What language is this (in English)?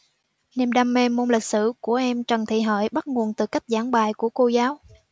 Vietnamese